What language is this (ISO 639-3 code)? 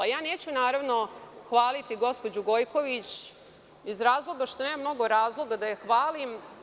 srp